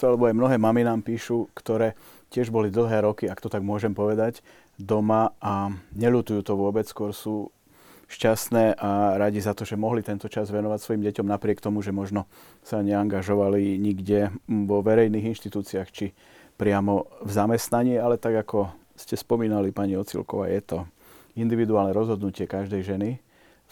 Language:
Slovak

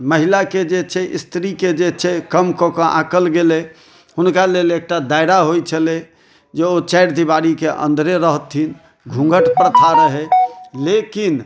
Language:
Maithili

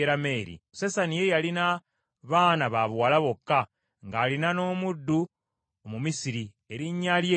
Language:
Ganda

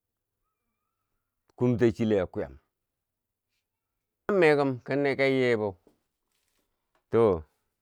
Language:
Bangwinji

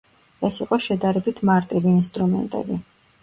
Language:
Georgian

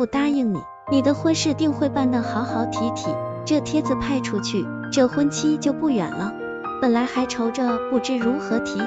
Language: Chinese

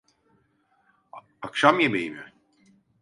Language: Turkish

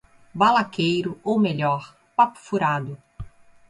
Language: Portuguese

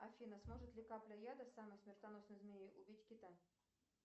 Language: Russian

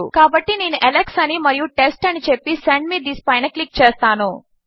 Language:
Telugu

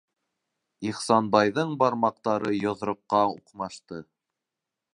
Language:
Bashkir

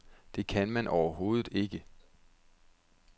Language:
Danish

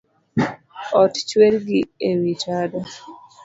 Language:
Luo (Kenya and Tanzania)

